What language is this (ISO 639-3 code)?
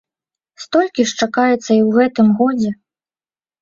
bel